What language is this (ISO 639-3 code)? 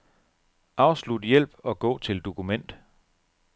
dan